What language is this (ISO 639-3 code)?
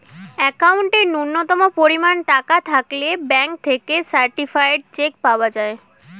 ben